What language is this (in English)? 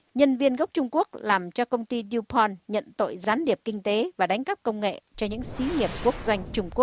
Vietnamese